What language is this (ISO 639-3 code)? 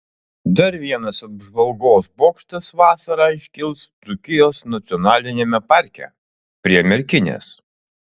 lit